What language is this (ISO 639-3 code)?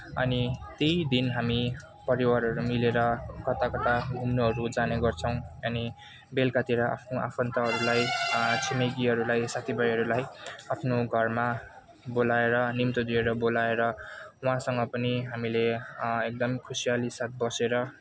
nep